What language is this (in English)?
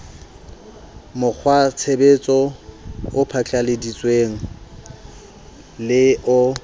Southern Sotho